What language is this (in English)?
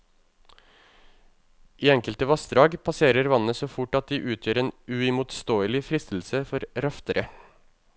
Norwegian